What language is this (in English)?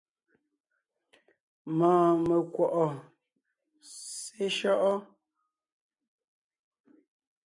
Ngiemboon